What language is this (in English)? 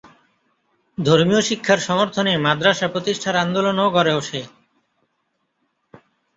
Bangla